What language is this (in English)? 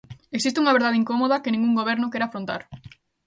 Galician